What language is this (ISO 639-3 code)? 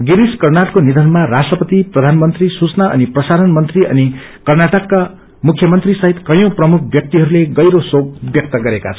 nep